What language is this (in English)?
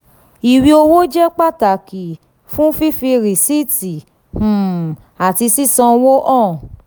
Yoruba